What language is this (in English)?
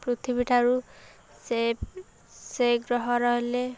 Odia